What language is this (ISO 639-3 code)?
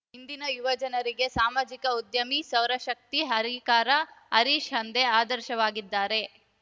kan